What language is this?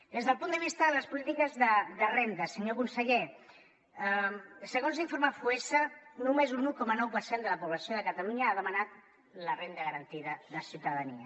Catalan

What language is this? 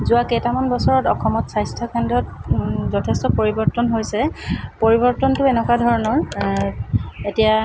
Assamese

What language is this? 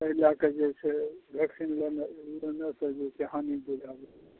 Maithili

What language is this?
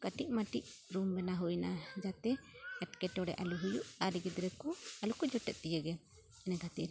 Santali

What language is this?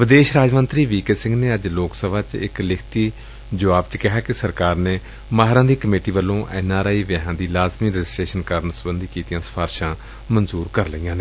Punjabi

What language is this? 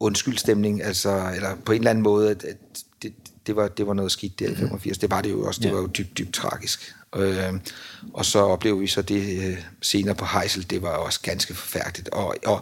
Danish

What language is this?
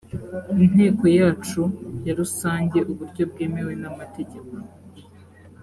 Kinyarwanda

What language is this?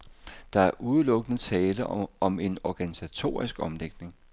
Danish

